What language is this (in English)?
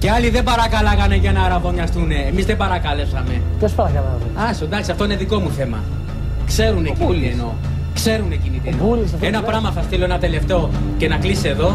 Greek